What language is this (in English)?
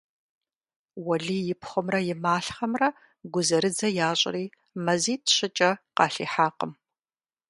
Kabardian